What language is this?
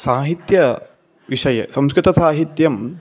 Sanskrit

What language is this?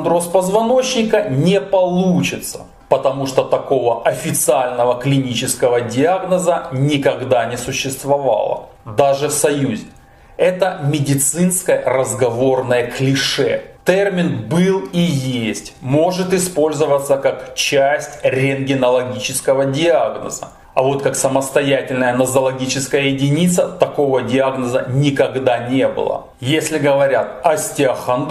Russian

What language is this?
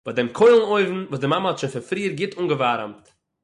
Yiddish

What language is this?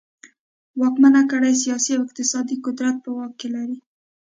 Pashto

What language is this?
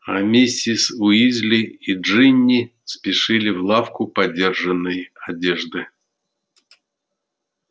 Russian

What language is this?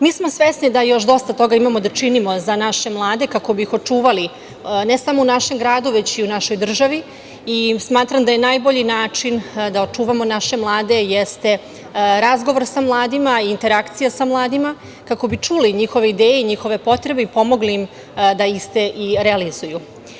Serbian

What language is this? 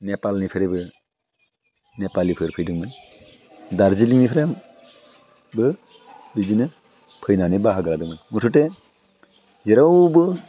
Bodo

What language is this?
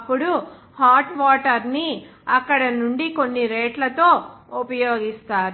Telugu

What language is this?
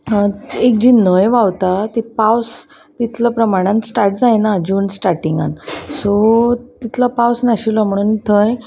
Konkani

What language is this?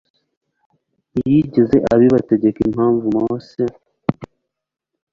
Kinyarwanda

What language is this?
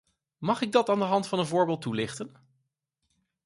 Dutch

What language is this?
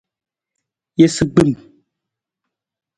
Nawdm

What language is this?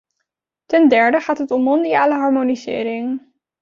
Dutch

